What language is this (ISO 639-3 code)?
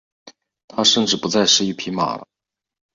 zho